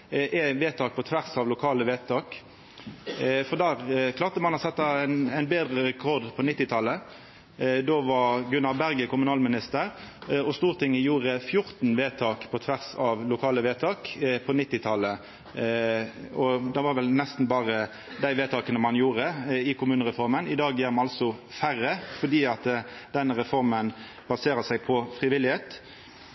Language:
Norwegian Nynorsk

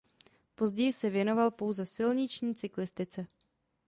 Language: Czech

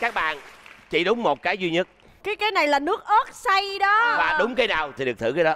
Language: Vietnamese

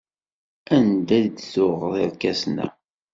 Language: Kabyle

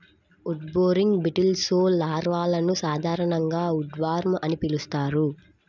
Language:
Telugu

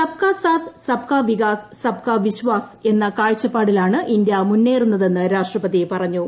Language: Malayalam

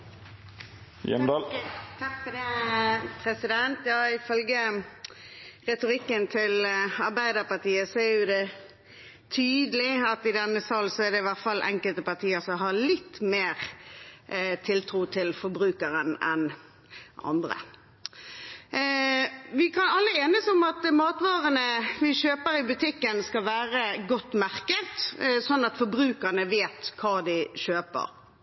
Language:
Norwegian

